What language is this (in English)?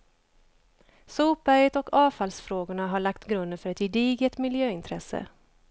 Swedish